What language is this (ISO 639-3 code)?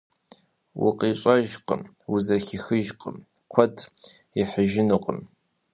kbd